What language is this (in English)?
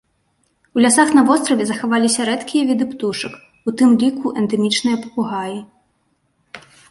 Belarusian